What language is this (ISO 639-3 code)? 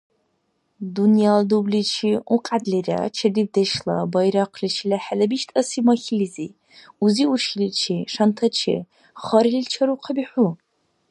dar